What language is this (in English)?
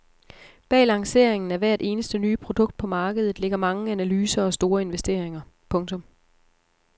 Danish